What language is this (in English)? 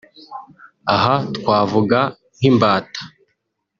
Kinyarwanda